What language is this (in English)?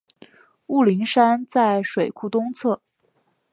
Chinese